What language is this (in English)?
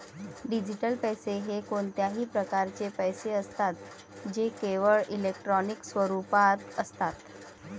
Marathi